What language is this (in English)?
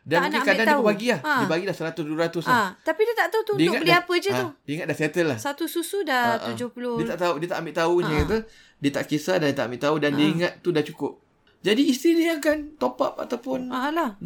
Malay